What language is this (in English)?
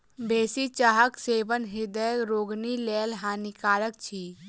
Maithili